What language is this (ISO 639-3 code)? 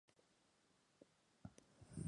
spa